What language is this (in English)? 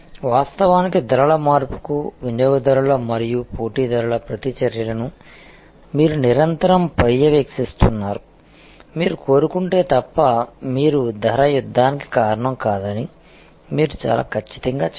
Telugu